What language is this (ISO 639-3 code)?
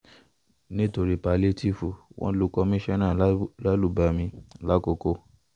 yor